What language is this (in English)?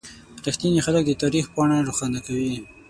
Pashto